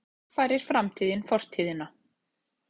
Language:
Icelandic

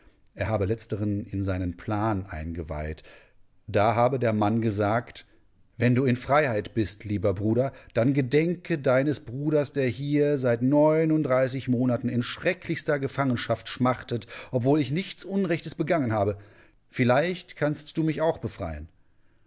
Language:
German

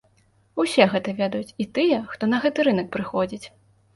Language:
Belarusian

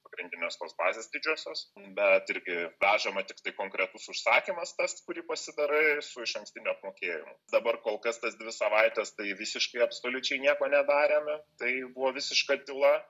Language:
Lithuanian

